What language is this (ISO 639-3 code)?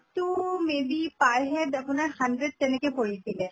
asm